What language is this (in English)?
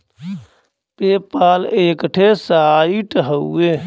Bhojpuri